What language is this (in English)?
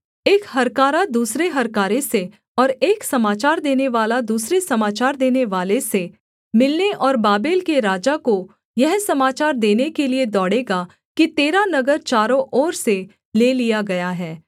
Hindi